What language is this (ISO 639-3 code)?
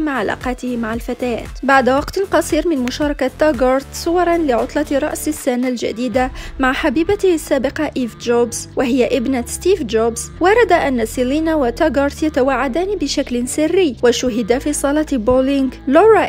ara